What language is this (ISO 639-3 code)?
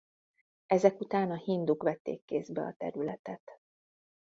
hun